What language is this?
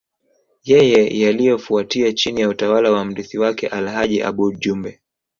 Swahili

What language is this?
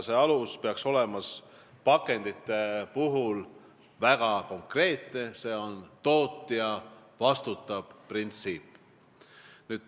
Estonian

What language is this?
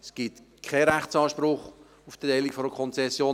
Swiss German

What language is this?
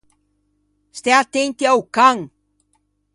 Ligurian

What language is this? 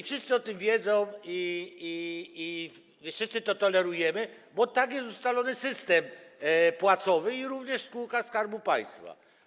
Polish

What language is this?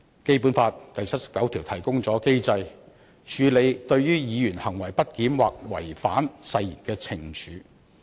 Cantonese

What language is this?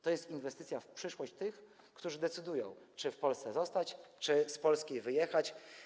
Polish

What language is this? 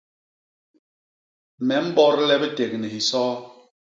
Basaa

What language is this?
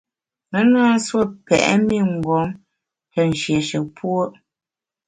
Bamun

